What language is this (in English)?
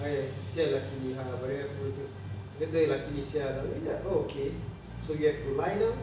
English